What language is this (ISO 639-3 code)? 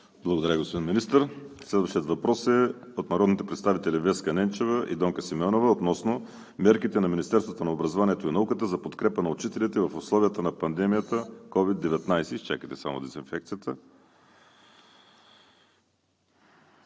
bul